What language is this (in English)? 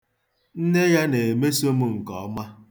Igbo